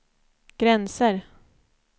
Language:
Swedish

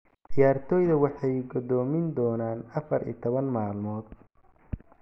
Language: Somali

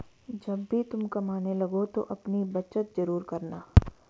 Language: Hindi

